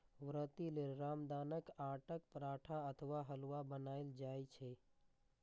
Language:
Maithili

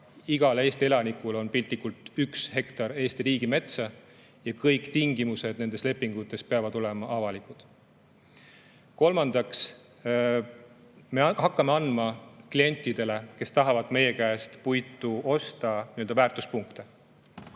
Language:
Estonian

